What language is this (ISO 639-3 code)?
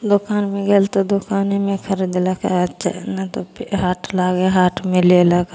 mai